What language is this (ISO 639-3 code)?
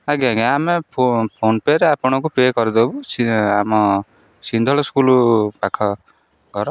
ori